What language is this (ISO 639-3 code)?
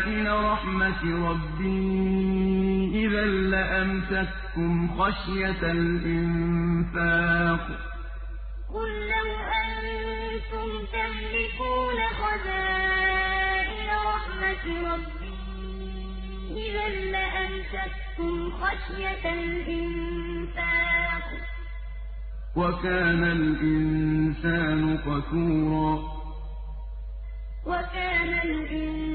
ara